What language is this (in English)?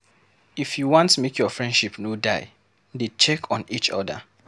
Nigerian Pidgin